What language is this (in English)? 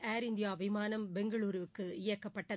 Tamil